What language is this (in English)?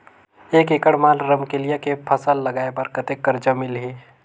Chhattisgarhi